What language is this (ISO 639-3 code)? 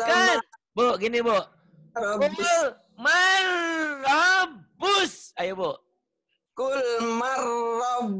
ind